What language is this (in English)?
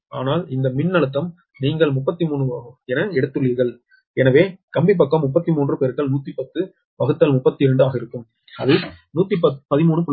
Tamil